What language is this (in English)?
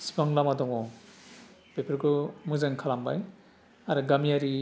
Bodo